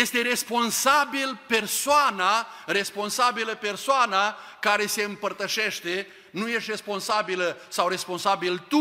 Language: Romanian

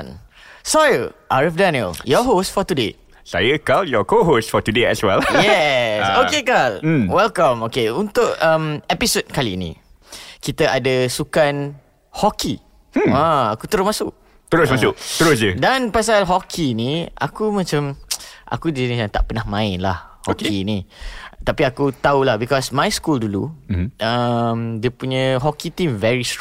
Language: Malay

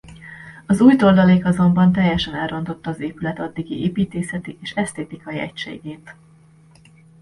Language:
Hungarian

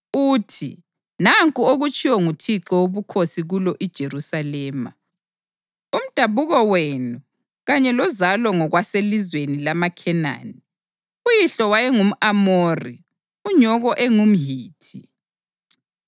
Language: North Ndebele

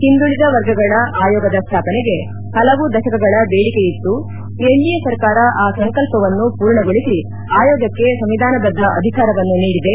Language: Kannada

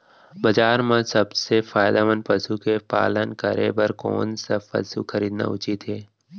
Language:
Chhattisgarhi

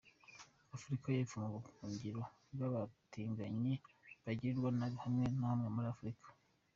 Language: Kinyarwanda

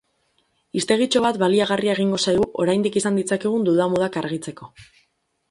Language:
Basque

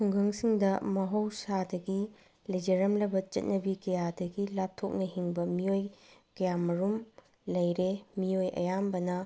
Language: Manipuri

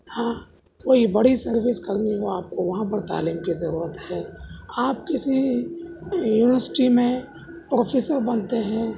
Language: Urdu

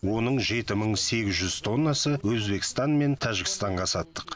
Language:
Kazakh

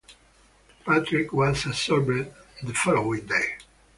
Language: English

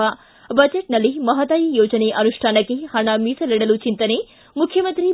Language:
Kannada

